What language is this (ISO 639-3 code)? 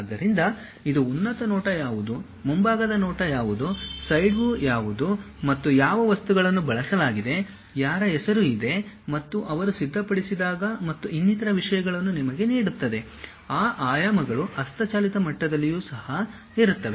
kan